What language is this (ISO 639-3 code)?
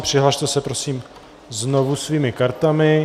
ces